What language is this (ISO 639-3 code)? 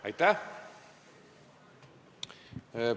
est